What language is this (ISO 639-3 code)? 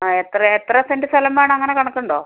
mal